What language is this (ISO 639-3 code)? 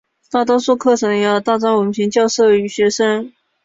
zho